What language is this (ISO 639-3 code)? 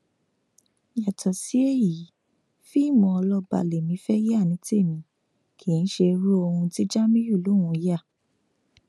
yor